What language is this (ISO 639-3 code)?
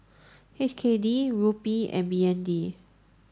eng